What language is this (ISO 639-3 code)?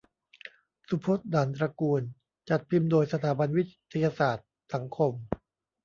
tha